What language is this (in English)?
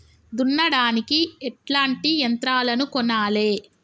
Telugu